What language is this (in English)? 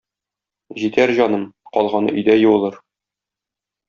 Tatar